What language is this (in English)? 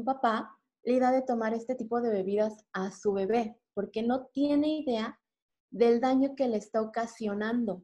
Spanish